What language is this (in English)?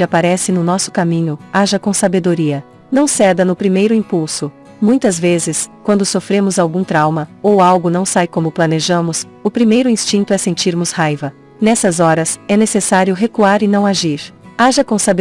Portuguese